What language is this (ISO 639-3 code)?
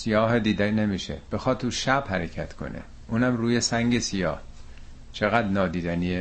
fas